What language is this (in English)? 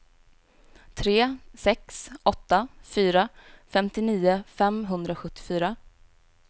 Swedish